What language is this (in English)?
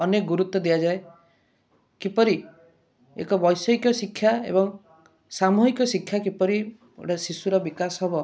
Odia